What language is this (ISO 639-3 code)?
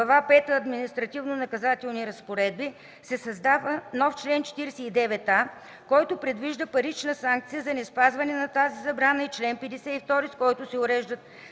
bul